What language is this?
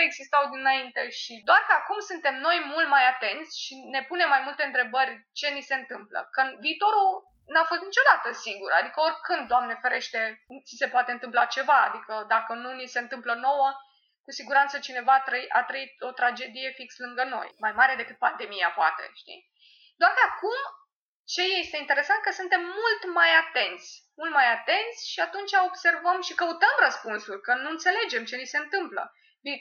Romanian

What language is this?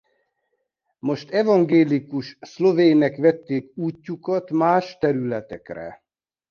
Hungarian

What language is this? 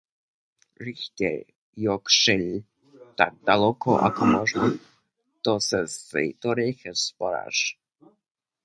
Lower Sorbian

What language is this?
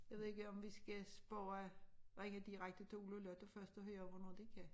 Danish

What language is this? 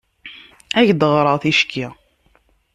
Kabyle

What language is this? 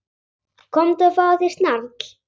Icelandic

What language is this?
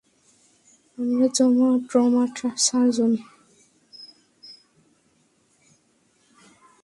Bangla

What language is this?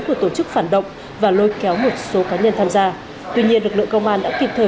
Vietnamese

